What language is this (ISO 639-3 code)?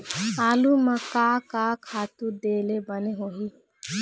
hne